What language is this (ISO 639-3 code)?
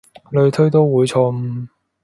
yue